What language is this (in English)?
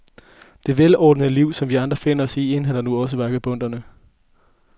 Danish